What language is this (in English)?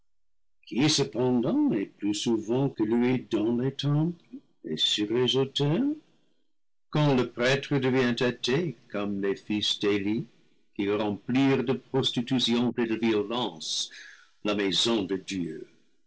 French